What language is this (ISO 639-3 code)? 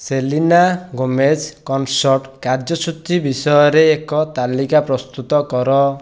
ori